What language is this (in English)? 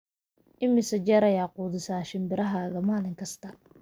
Somali